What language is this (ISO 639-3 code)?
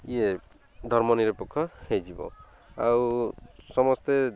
ori